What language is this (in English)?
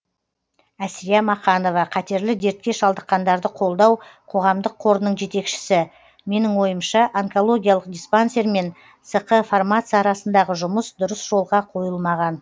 Kazakh